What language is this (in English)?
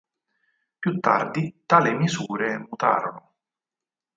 Italian